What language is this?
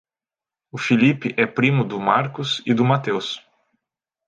Portuguese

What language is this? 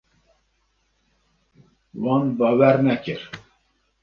Kurdish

